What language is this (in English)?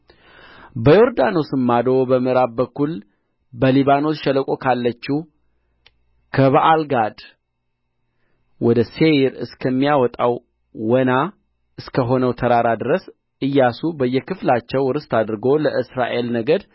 Amharic